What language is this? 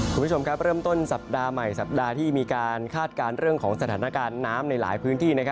Thai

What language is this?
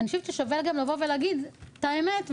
Hebrew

